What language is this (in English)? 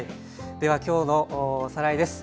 Japanese